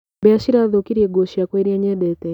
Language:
Kikuyu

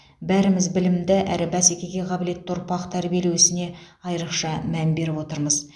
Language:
Kazakh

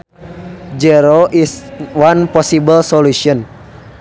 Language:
Sundanese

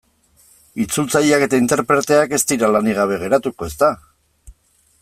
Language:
Basque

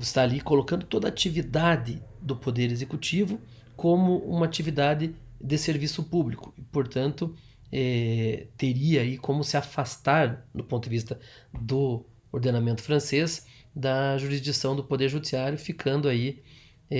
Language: Portuguese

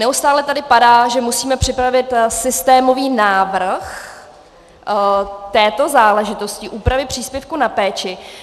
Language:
Czech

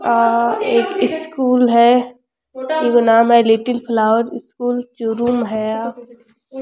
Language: Rajasthani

